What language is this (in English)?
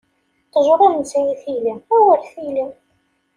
Kabyle